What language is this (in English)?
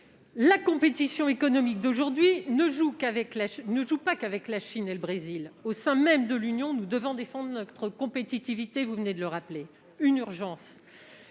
French